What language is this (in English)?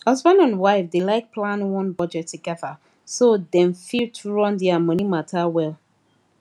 Nigerian Pidgin